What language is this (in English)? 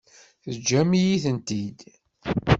Kabyle